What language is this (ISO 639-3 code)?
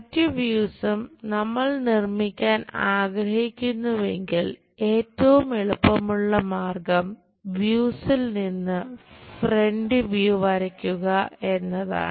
mal